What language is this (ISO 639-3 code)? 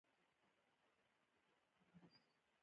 pus